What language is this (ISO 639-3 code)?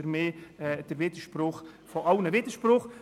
gsw